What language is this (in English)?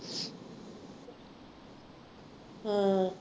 Punjabi